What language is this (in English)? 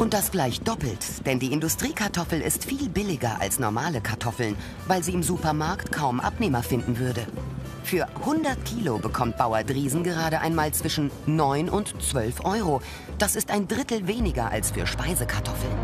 German